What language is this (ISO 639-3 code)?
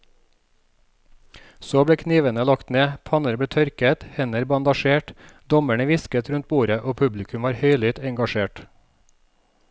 nor